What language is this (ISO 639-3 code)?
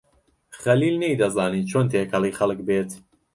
ckb